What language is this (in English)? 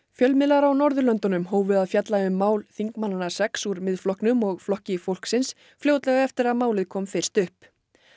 Icelandic